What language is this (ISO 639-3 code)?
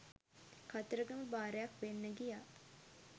sin